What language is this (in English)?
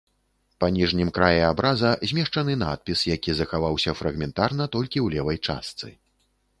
Belarusian